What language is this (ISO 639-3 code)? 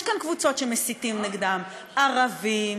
heb